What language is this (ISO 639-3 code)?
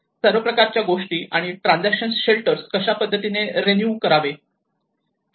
mar